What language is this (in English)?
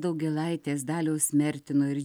Lithuanian